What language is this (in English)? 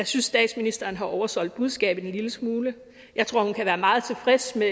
Danish